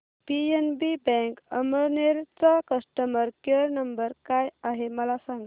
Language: Marathi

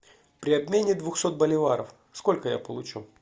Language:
Russian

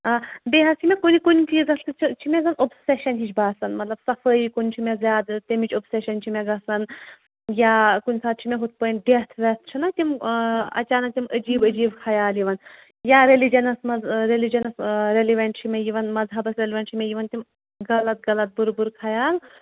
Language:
Kashmiri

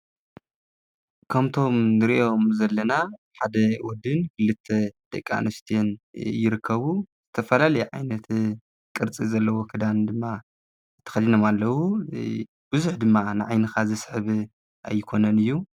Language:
Tigrinya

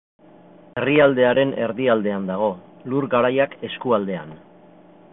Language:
Basque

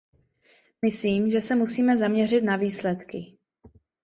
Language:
Czech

